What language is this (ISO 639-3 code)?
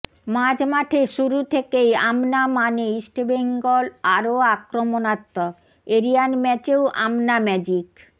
ben